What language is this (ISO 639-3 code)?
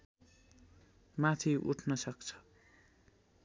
nep